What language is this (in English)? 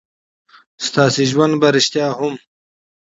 Pashto